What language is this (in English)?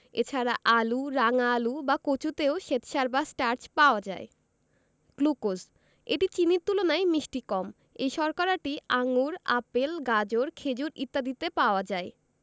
Bangla